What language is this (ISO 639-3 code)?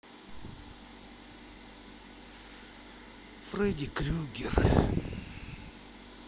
rus